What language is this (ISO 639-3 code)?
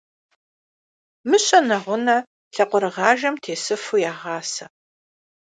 kbd